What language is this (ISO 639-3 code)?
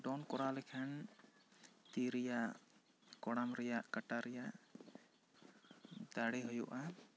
sat